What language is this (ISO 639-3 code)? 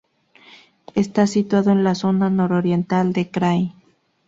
spa